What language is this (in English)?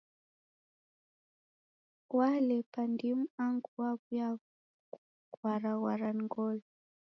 Taita